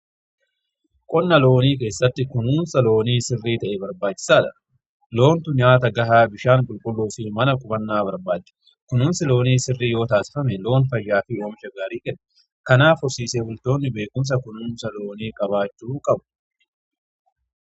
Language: Oromo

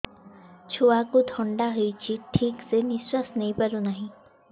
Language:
Odia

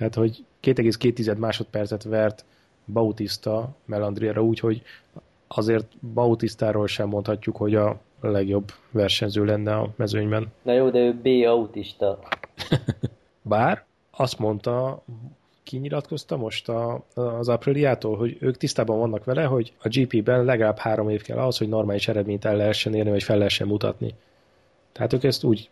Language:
Hungarian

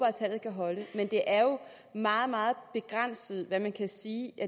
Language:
Danish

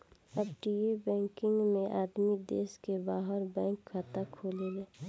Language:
Bhojpuri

